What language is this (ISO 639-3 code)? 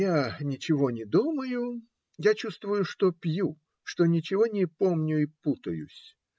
rus